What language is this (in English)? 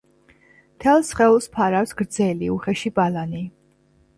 Georgian